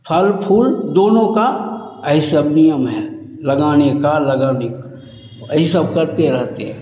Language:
Hindi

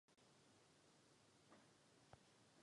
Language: Czech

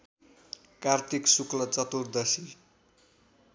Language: Nepali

